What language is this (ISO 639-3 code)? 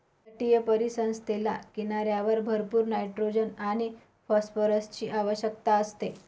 mar